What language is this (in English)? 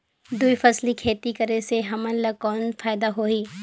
Chhattisgarhi